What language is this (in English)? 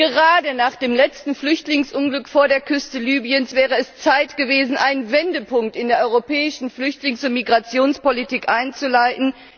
German